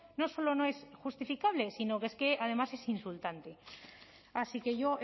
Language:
Spanish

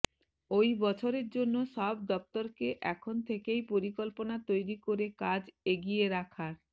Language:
Bangla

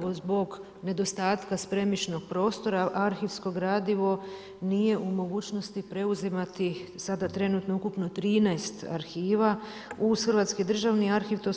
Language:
Croatian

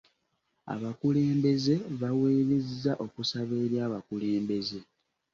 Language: Ganda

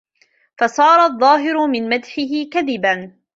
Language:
Arabic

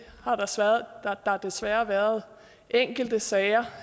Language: Danish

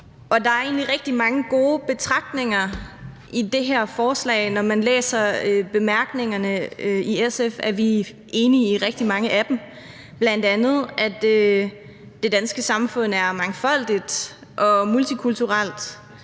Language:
Danish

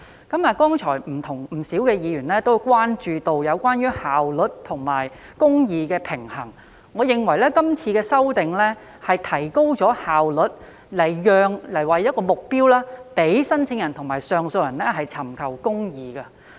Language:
Cantonese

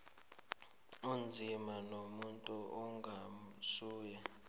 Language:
South Ndebele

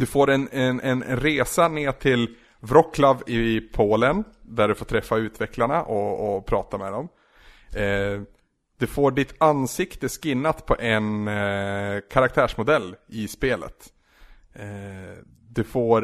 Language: Swedish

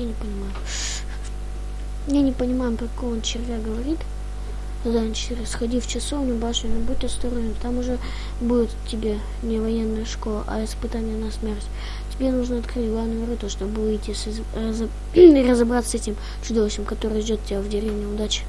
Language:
Russian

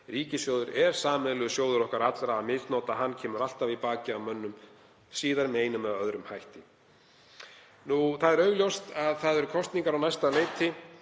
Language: Icelandic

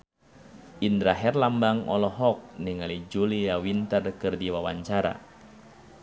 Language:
Sundanese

